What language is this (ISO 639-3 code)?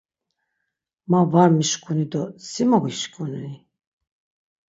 lzz